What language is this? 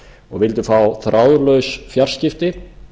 Icelandic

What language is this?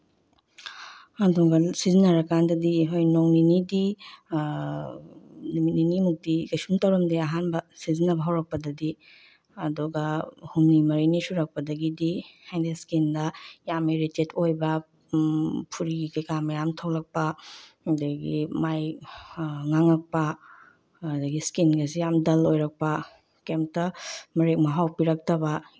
Manipuri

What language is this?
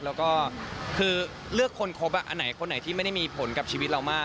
Thai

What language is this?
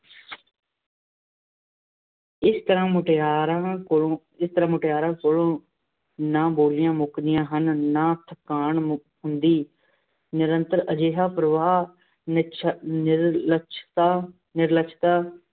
Punjabi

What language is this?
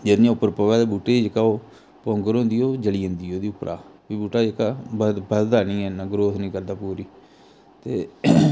Dogri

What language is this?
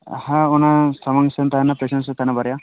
Santali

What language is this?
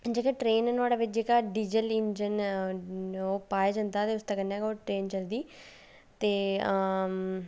Dogri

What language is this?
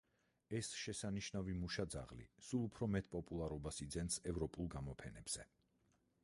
Georgian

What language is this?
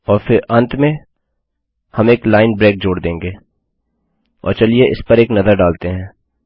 Hindi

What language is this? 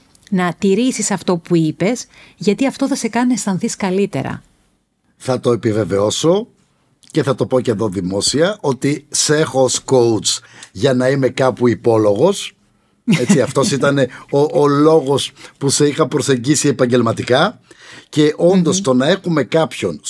Greek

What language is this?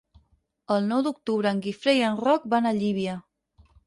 Catalan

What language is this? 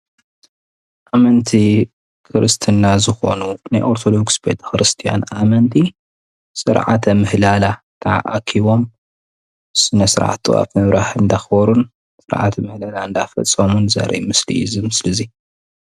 Tigrinya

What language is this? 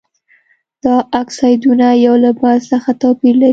Pashto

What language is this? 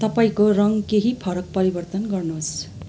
Nepali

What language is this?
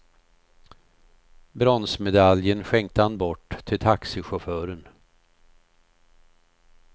Swedish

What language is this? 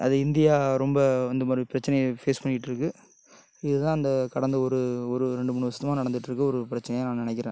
Tamil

